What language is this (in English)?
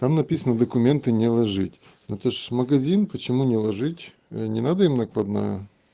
Russian